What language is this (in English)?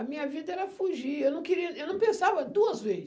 Portuguese